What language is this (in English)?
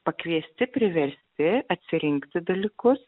Lithuanian